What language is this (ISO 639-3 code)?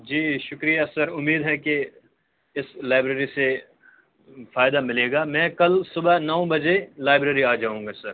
urd